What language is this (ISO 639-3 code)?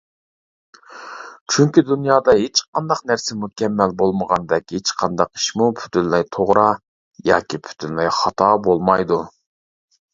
uig